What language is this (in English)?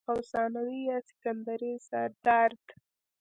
Pashto